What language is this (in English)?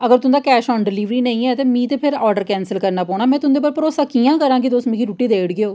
Dogri